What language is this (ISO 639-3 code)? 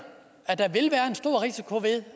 dan